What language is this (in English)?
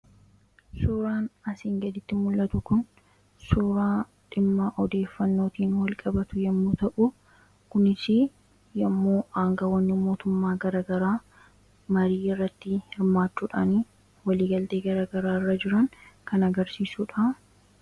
Oromo